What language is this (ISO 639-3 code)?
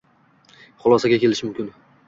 uzb